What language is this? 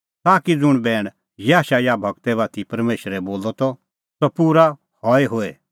Kullu Pahari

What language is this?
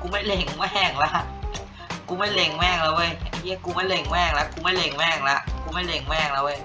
Thai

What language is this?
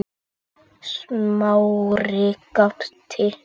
Icelandic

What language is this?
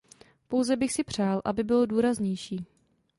Czech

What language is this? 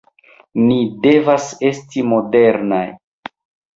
Esperanto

